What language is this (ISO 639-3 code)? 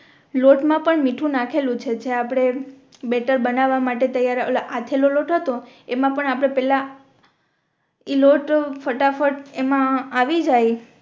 guj